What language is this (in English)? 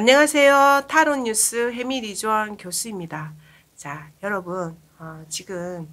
Korean